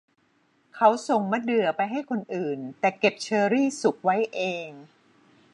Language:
Thai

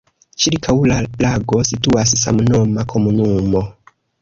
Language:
Esperanto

